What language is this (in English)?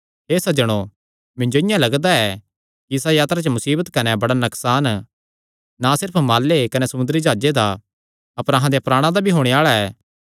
Kangri